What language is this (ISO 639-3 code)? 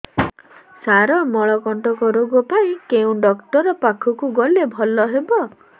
ori